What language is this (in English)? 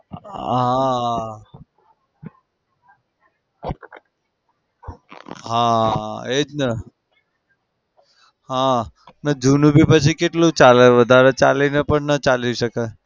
Gujarati